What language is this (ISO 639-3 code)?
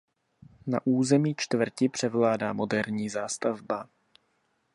ces